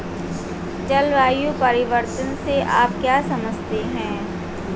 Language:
Hindi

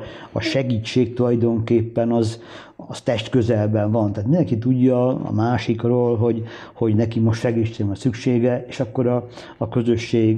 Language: Hungarian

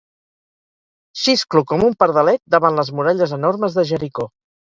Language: Catalan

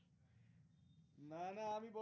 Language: Bangla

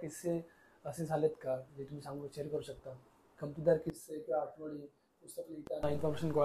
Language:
Marathi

